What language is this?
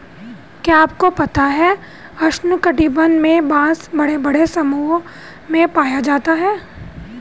Hindi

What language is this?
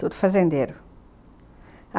Portuguese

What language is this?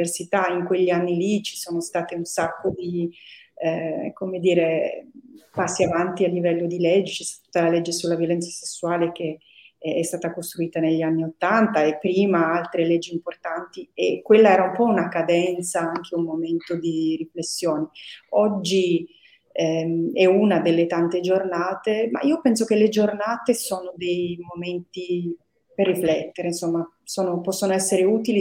Italian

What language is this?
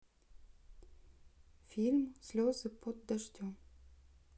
Russian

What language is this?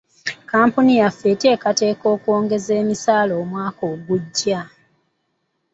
Ganda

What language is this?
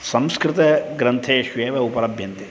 Sanskrit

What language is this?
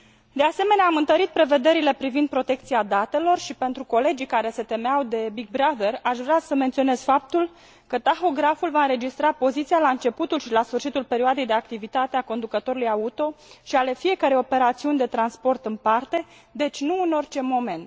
Romanian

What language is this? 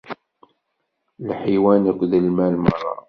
Kabyle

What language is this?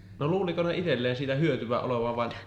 Finnish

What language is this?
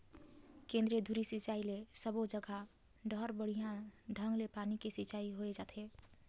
Chhattisgarhi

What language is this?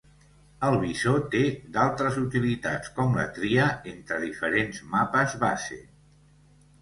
Catalan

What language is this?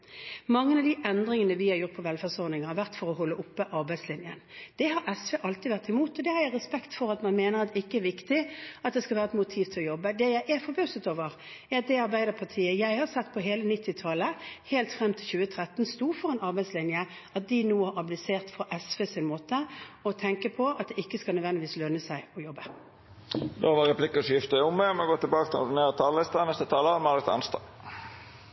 Norwegian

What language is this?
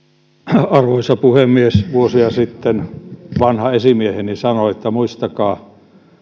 Finnish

